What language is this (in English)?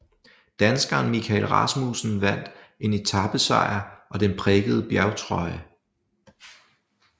Danish